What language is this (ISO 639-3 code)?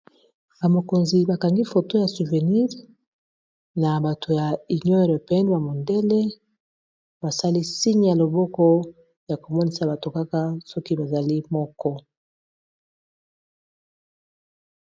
lin